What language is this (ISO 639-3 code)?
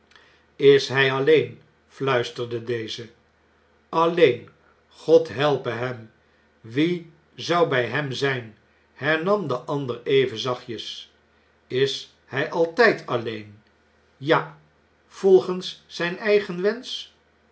nld